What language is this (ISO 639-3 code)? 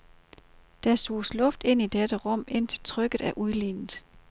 dan